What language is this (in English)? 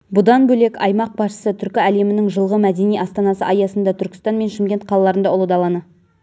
Kazakh